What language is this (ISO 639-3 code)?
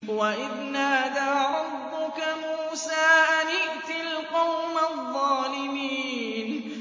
ara